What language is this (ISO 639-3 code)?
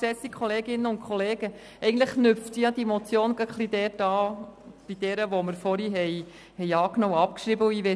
gsw